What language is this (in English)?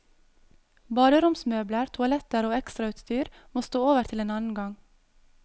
Norwegian